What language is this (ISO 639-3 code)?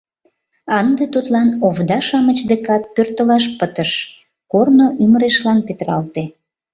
chm